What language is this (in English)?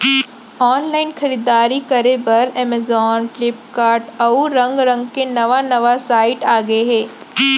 Chhattisgarhi